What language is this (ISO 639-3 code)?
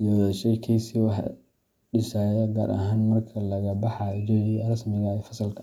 som